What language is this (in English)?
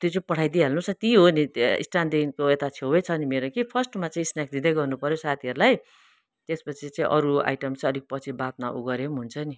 Nepali